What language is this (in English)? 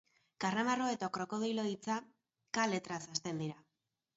Basque